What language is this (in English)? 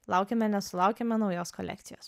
Lithuanian